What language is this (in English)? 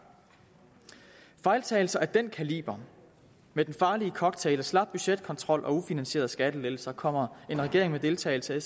Danish